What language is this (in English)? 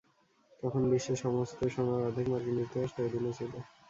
Bangla